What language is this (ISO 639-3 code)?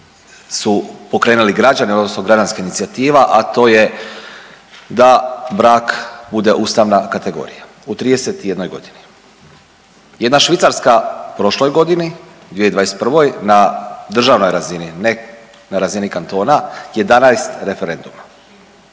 hrv